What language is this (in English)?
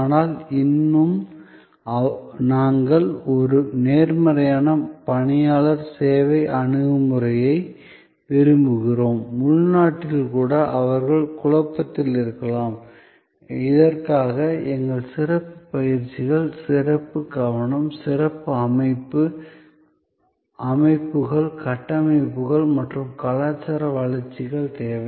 Tamil